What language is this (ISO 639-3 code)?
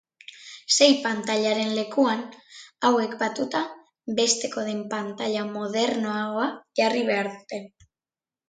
eus